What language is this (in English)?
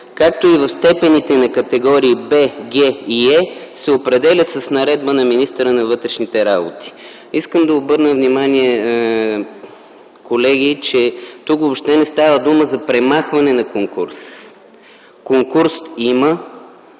Bulgarian